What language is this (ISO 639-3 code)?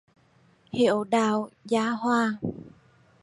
vie